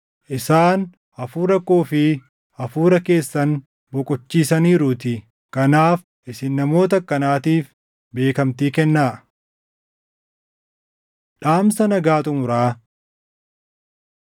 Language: Oromo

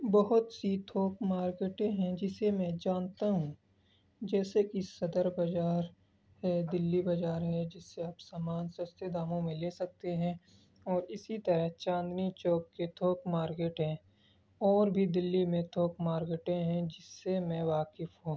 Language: Urdu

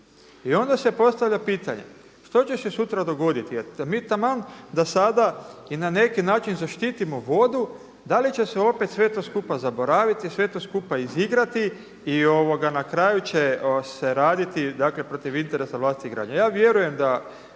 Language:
Croatian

